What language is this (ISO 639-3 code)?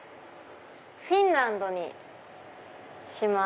jpn